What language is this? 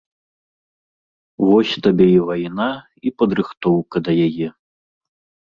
Belarusian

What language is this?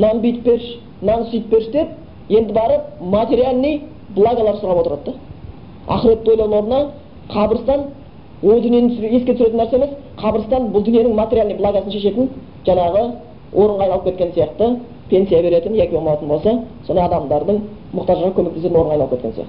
Bulgarian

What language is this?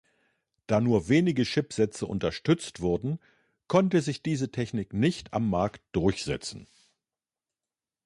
German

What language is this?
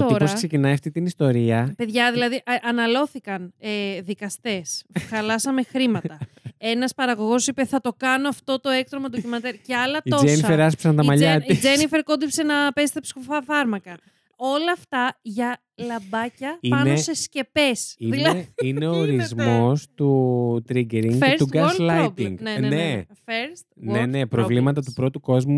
Greek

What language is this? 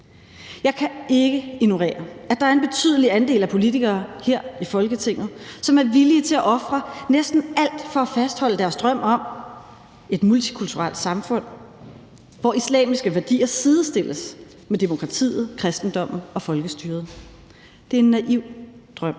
Danish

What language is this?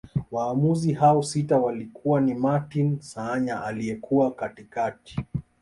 Swahili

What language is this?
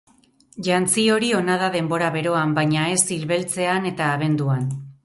Basque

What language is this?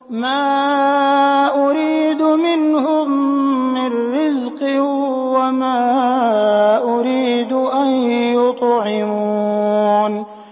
Arabic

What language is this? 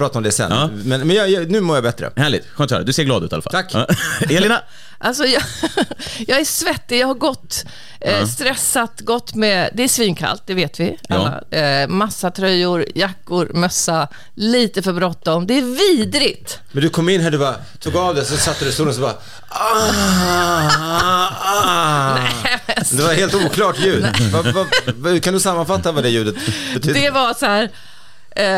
Swedish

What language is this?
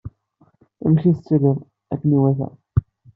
Kabyle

